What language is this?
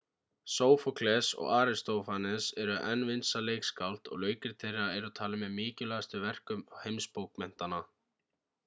Icelandic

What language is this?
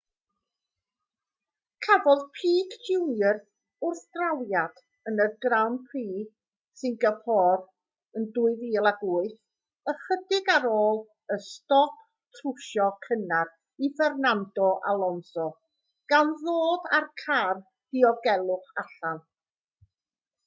Welsh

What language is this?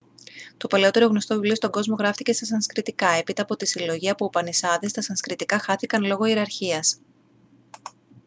Greek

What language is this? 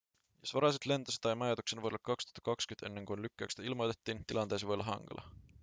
Finnish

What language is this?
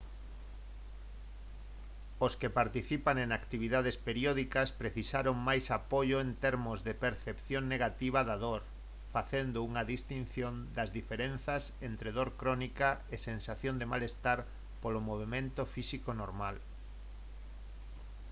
Galician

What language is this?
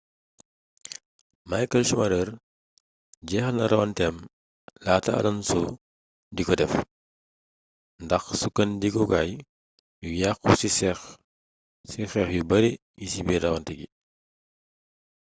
Wolof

